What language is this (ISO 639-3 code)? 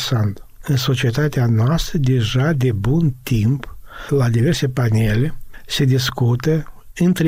ron